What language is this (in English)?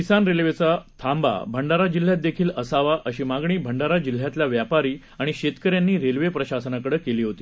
Marathi